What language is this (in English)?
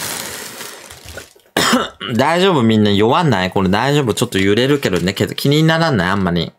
Japanese